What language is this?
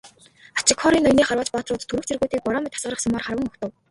Mongolian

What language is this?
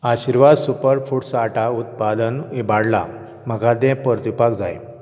Konkani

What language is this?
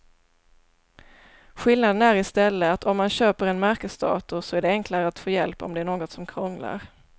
Swedish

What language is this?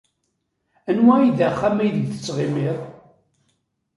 Kabyle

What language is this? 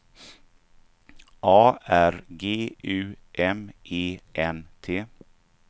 Swedish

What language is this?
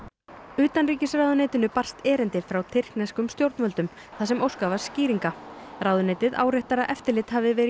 Icelandic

